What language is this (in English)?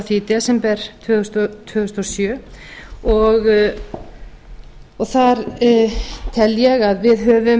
Icelandic